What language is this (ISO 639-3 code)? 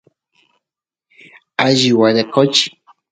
qus